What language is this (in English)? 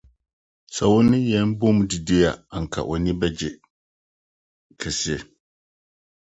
Akan